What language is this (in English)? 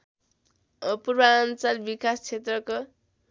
Nepali